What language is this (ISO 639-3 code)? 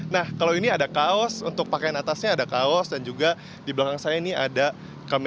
ind